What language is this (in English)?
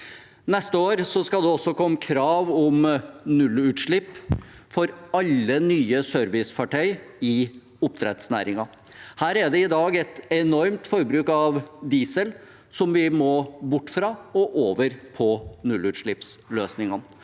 Norwegian